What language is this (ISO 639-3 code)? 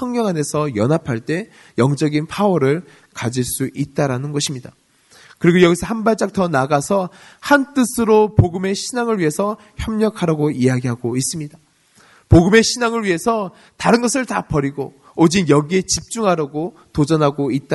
kor